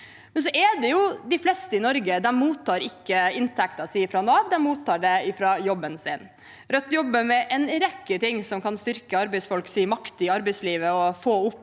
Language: Norwegian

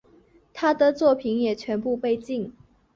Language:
Chinese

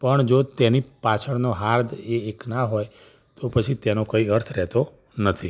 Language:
Gujarati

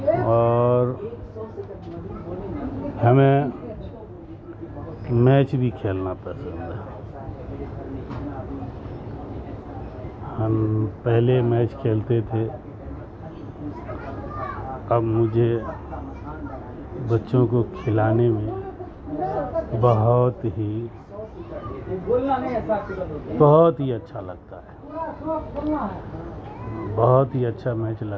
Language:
Urdu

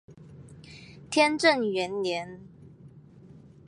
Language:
Chinese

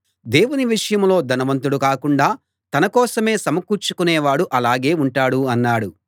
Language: Telugu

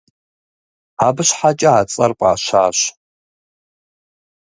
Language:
Kabardian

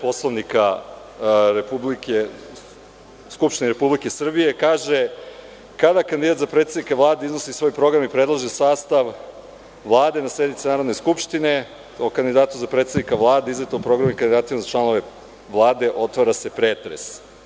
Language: Serbian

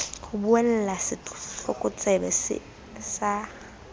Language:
Southern Sotho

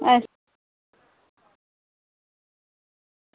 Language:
Dogri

